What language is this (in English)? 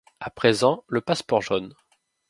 French